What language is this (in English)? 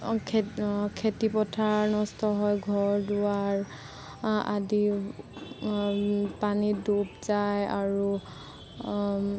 Assamese